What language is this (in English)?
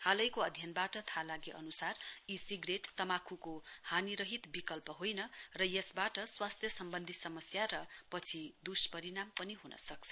Nepali